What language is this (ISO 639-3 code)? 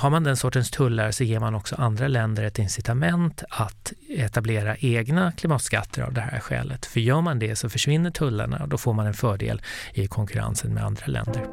swe